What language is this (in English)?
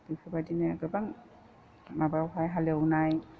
Bodo